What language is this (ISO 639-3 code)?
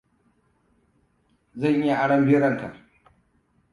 hau